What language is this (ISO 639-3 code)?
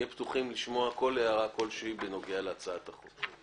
heb